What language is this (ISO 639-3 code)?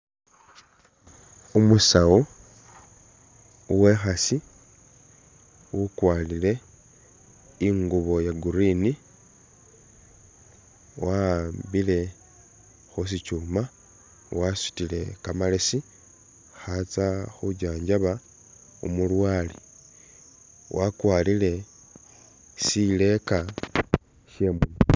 myx